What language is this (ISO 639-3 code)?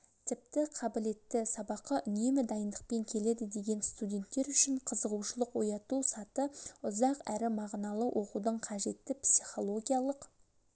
kaz